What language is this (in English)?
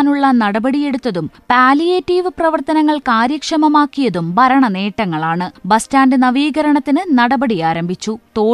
Malayalam